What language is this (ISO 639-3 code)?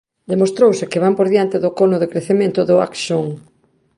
glg